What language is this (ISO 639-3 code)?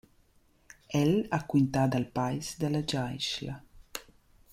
roh